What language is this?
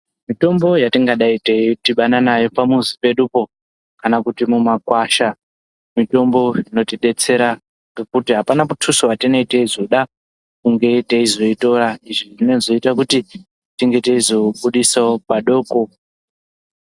Ndau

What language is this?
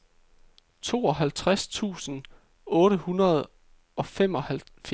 Danish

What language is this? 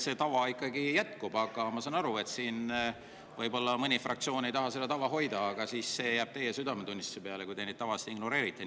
Estonian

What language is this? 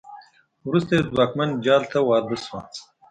Pashto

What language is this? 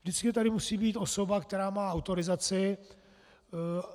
Czech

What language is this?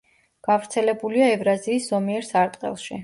Georgian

